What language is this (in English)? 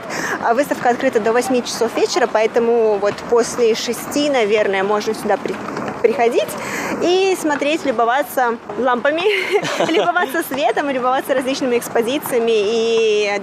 Russian